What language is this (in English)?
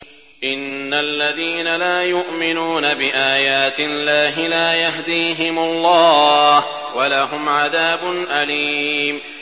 Arabic